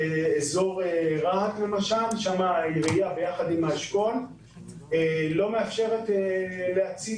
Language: Hebrew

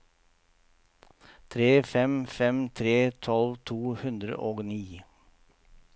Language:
Norwegian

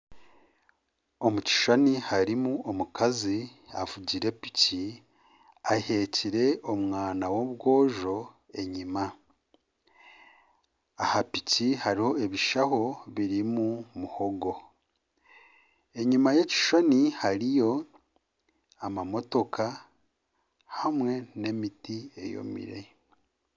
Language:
Nyankole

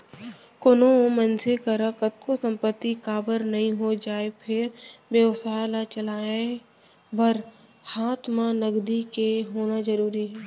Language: Chhattisgarhi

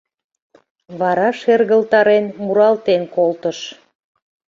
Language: Mari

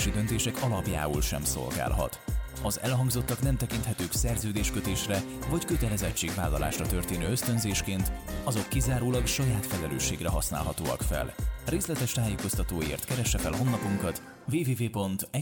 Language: Hungarian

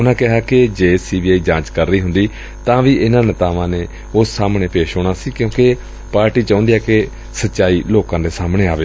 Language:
Punjabi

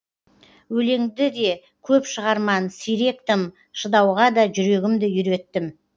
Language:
Kazakh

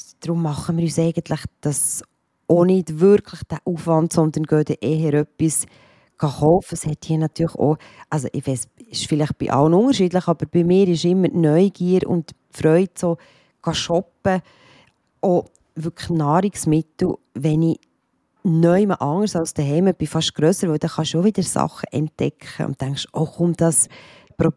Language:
German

